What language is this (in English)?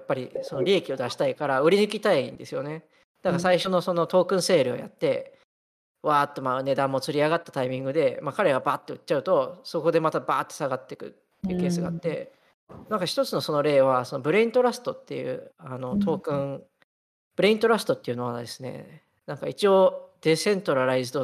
Japanese